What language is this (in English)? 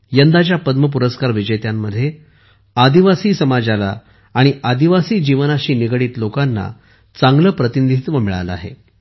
Marathi